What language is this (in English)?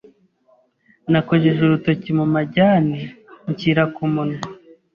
Kinyarwanda